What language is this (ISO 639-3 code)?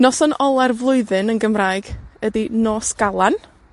cym